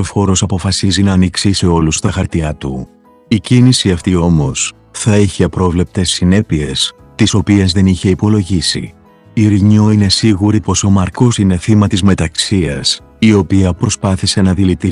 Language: Greek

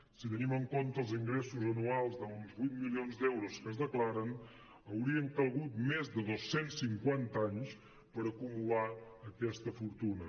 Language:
Catalan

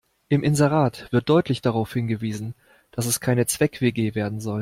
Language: German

